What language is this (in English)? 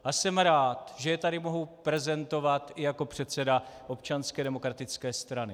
Czech